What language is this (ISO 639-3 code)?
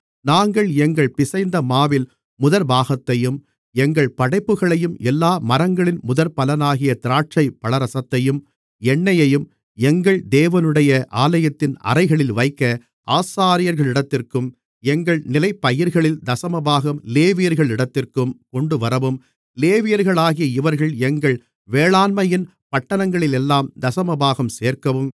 tam